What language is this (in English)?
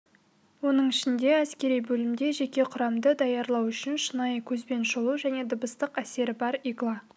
Kazakh